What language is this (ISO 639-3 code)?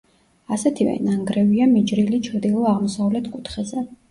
kat